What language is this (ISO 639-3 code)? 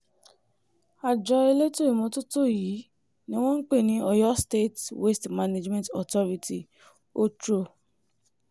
yor